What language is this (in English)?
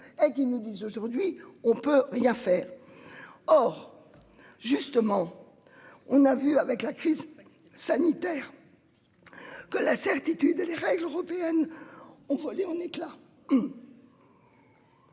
French